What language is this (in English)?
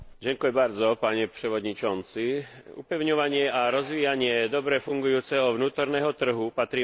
Slovak